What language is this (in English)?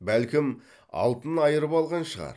Kazakh